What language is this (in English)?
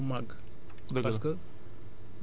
Wolof